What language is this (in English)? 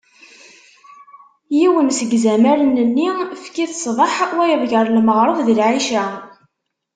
Kabyle